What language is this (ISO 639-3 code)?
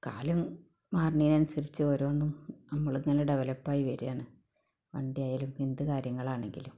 mal